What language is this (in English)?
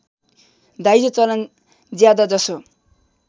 Nepali